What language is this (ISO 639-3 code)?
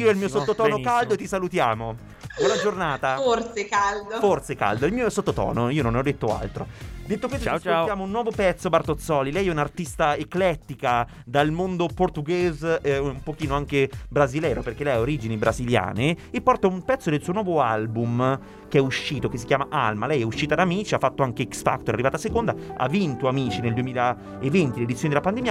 ita